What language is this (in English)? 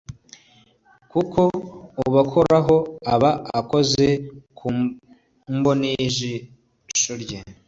Kinyarwanda